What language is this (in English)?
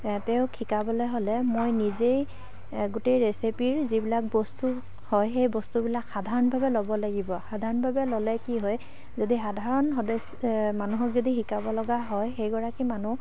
Assamese